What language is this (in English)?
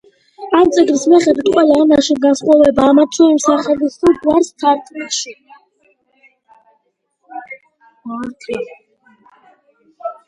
Georgian